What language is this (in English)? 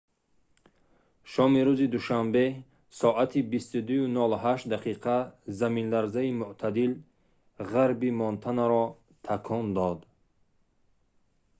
Tajik